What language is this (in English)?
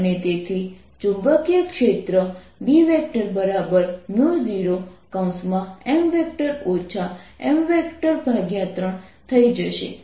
Gujarati